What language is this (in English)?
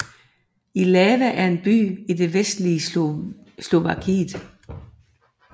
Danish